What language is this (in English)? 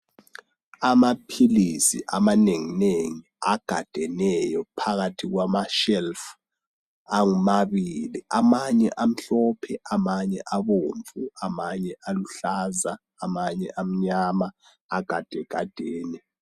North Ndebele